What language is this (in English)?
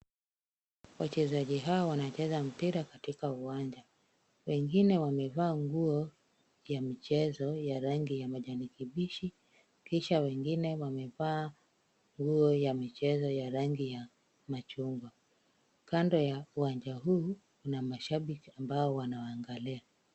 Swahili